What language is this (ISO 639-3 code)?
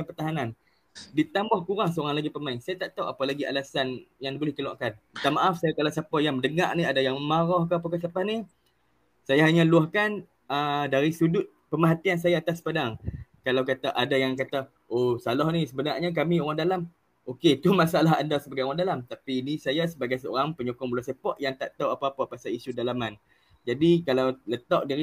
msa